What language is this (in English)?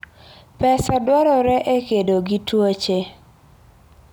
Luo (Kenya and Tanzania)